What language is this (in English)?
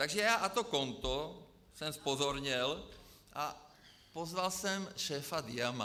Czech